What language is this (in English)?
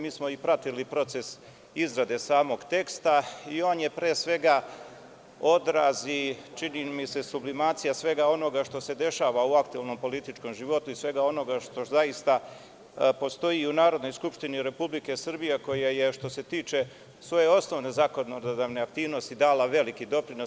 Serbian